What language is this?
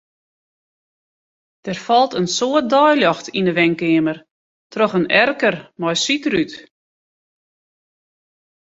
Western Frisian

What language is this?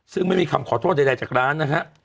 Thai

